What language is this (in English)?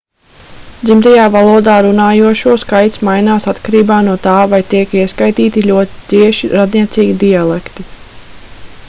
Latvian